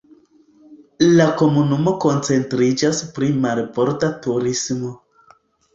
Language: Esperanto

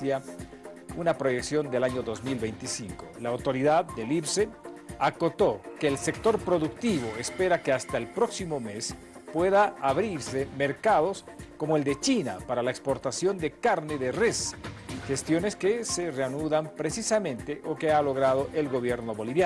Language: Spanish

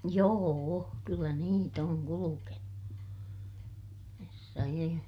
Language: Finnish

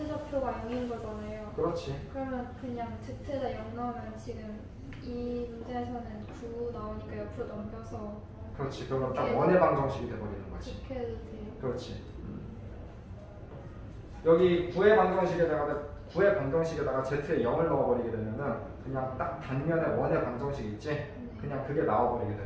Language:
Korean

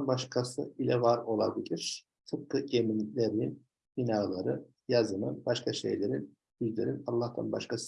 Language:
Turkish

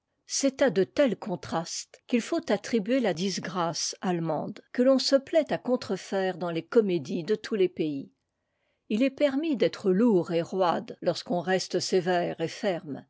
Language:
French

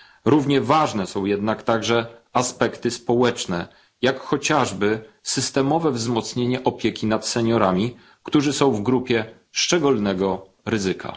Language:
Polish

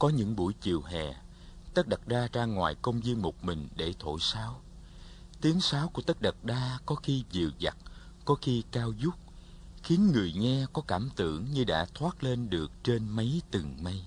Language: Vietnamese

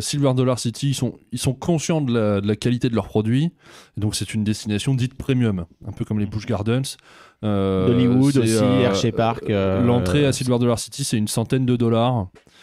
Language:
French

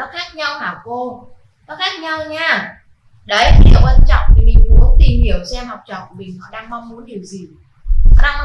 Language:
Vietnamese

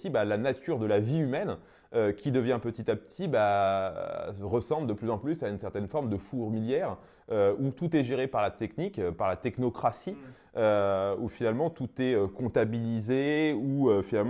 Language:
French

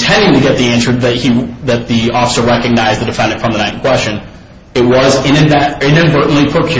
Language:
English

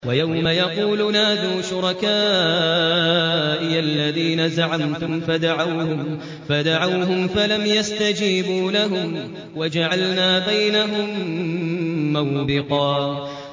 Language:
Arabic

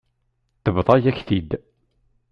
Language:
Kabyle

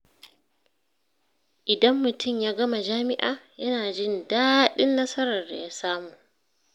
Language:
Hausa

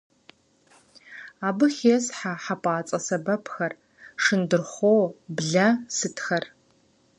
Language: Kabardian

